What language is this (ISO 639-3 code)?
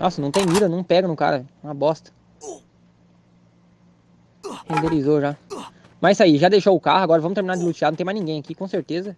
por